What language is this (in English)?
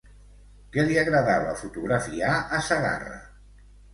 Catalan